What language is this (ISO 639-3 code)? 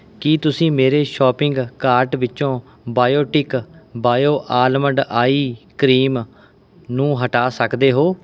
pan